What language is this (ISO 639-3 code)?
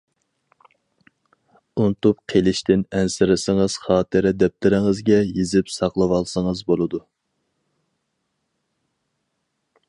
uig